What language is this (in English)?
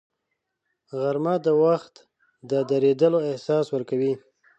Pashto